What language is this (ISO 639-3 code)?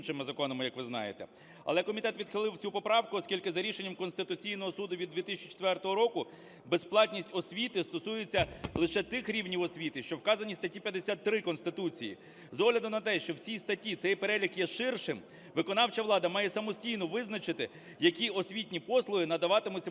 ukr